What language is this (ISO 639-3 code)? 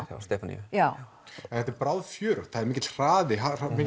isl